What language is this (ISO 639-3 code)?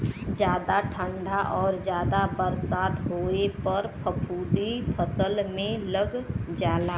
bho